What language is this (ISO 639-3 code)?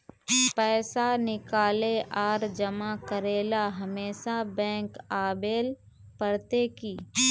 mag